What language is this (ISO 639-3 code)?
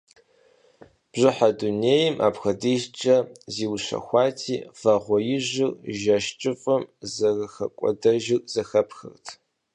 kbd